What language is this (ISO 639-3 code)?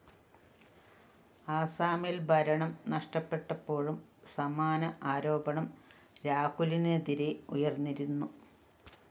mal